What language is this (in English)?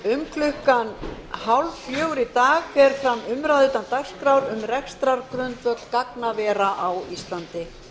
Icelandic